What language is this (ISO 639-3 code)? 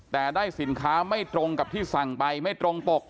tha